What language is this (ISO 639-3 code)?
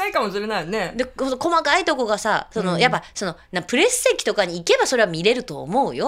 jpn